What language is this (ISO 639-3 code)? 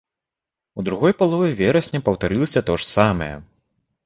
bel